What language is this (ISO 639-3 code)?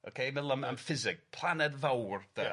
cym